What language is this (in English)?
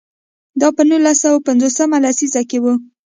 Pashto